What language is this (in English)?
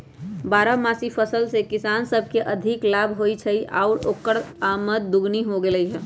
Magahi